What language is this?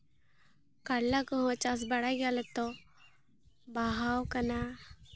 Santali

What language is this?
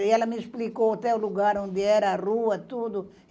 Portuguese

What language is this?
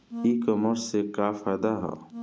Bhojpuri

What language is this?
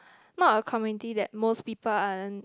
English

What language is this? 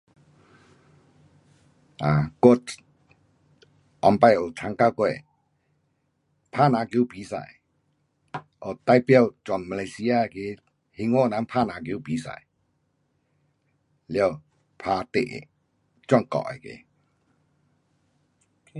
Pu-Xian Chinese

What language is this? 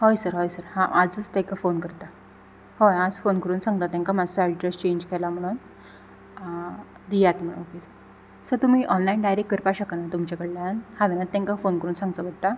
Konkani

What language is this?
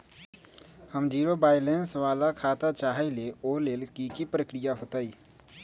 Magahi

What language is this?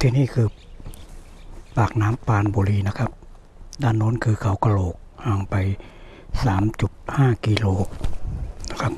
Thai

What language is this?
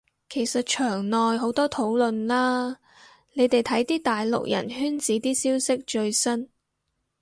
Cantonese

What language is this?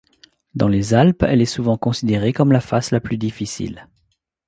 French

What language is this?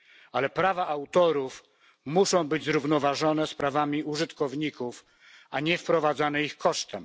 Polish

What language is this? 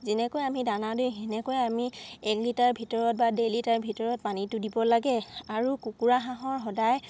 Assamese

